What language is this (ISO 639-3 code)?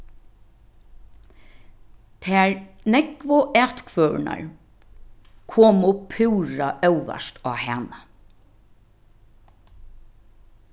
fao